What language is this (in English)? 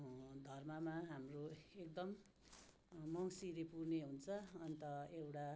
Nepali